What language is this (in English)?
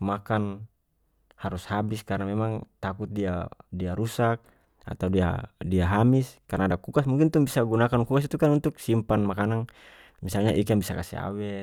North Moluccan Malay